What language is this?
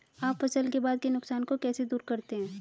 Hindi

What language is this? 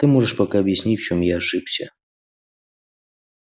Russian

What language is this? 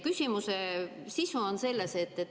Estonian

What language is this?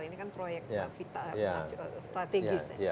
Indonesian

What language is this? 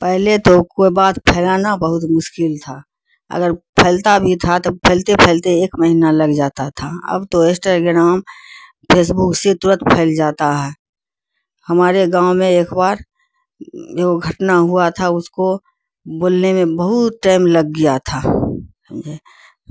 Urdu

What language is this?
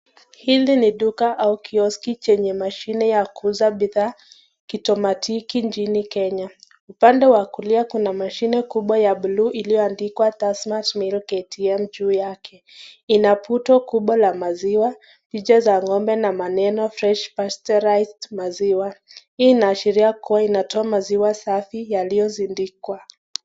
Swahili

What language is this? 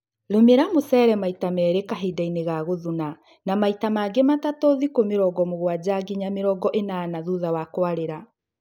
Kikuyu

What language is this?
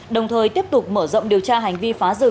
Vietnamese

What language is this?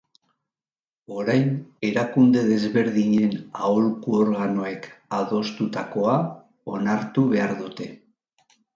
Basque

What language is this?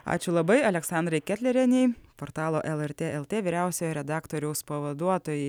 Lithuanian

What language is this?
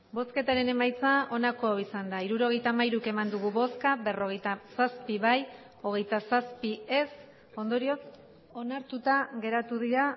Basque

